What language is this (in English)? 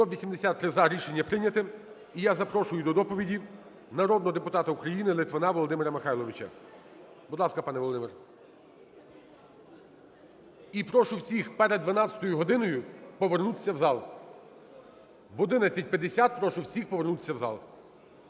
Ukrainian